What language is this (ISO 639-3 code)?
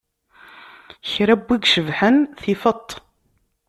kab